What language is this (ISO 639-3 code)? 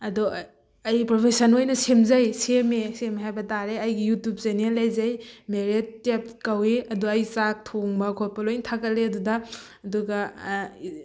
mni